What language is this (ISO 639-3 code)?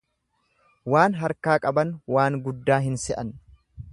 orm